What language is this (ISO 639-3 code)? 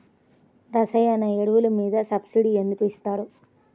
tel